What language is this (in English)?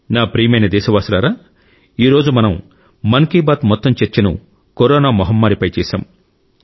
Telugu